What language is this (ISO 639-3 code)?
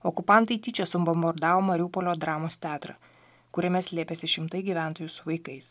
lit